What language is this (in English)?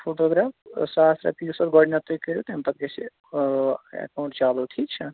Kashmiri